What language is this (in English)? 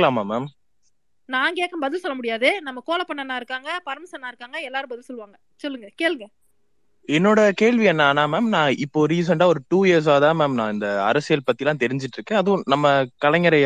Tamil